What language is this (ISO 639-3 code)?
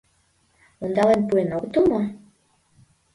chm